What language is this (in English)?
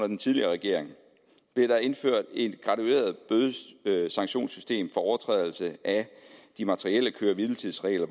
Danish